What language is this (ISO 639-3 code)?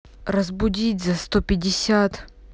rus